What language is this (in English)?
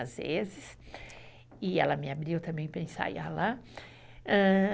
Portuguese